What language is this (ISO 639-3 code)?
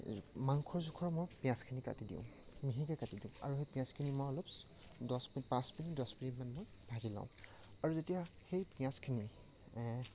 asm